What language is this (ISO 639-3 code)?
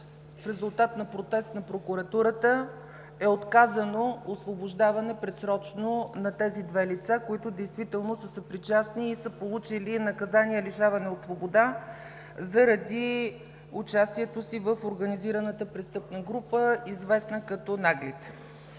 bul